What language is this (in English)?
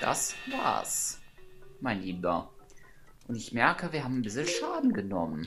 German